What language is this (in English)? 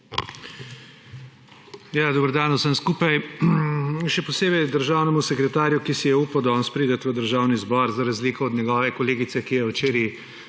Slovenian